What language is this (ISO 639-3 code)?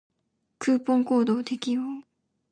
jpn